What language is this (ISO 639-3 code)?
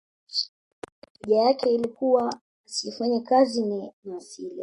swa